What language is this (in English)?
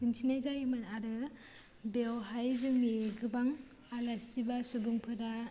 Bodo